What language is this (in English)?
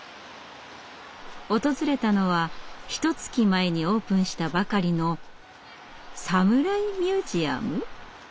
Japanese